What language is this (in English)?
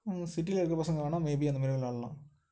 Tamil